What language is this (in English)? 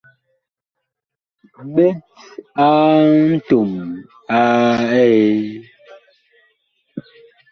Bakoko